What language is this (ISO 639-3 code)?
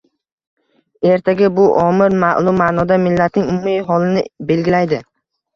uzb